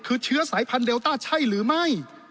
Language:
Thai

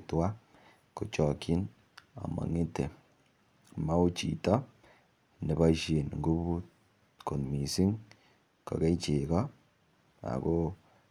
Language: Kalenjin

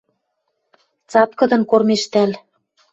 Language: Western Mari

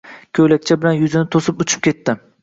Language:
Uzbek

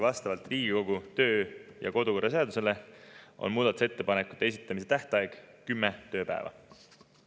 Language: Estonian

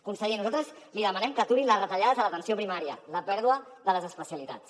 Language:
Catalan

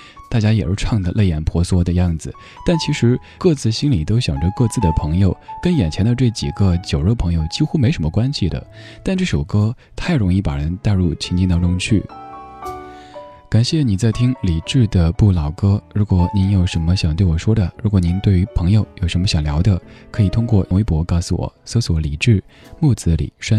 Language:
Chinese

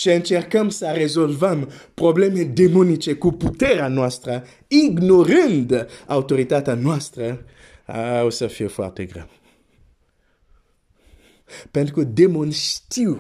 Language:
Romanian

